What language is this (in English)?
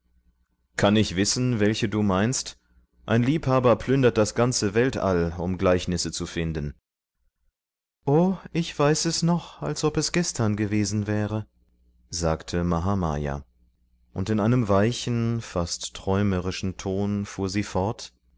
German